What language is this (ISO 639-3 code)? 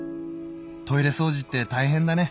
jpn